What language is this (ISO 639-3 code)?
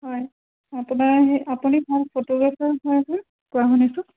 asm